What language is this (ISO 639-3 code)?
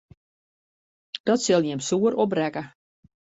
fry